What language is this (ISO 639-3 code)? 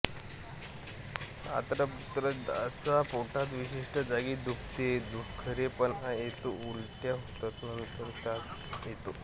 mar